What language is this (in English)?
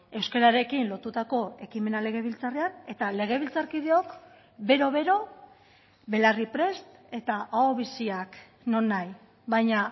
Basque